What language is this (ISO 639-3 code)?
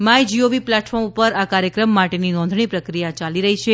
guj